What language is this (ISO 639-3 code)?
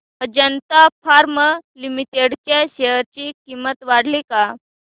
mar